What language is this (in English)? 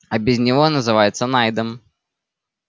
Russian